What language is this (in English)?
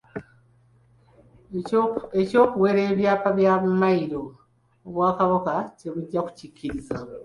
Ganda